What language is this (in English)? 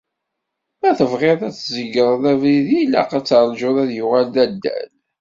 Kabyle